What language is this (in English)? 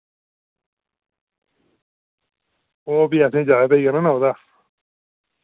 Dogri